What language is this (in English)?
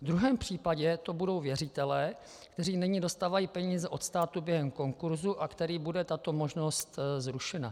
Czech